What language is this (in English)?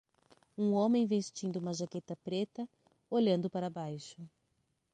Portuguese